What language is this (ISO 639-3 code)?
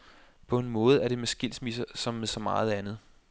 dan